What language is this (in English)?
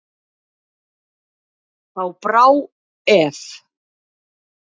Icelandic